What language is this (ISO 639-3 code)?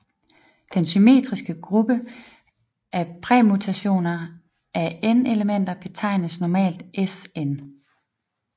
dan